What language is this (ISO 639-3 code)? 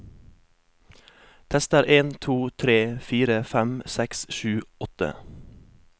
nor